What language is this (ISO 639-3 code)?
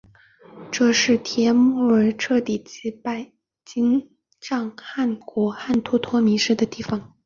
zho